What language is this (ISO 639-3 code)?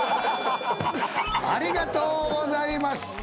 jpn